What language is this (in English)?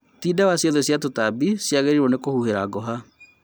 Kikuyu